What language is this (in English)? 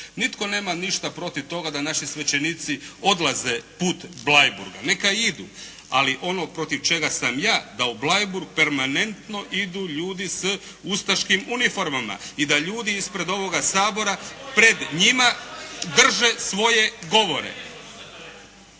Croatian